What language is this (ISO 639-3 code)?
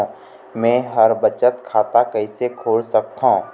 hne